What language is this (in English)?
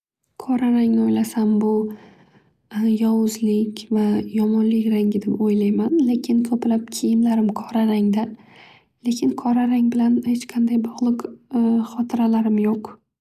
Uzbek